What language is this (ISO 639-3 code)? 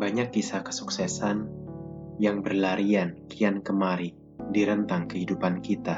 ind